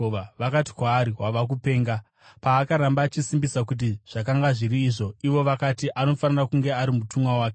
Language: Shona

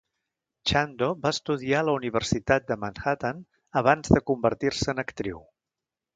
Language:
Catalan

